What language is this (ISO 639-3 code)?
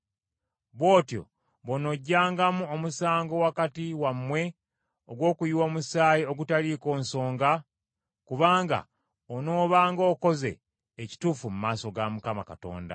lug